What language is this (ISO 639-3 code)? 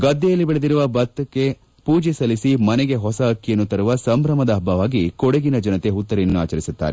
kan